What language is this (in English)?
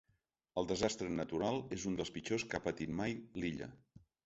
Catalan